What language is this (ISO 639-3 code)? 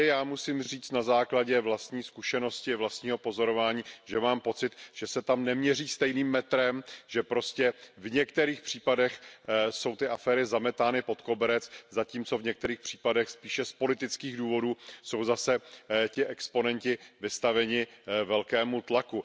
ces